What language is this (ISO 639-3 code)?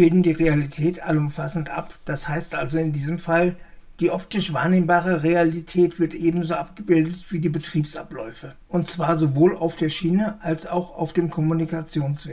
deu